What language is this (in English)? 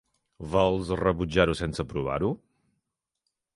Catalan